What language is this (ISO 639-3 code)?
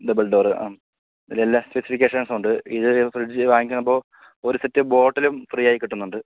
mal